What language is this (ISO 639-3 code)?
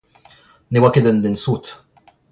bre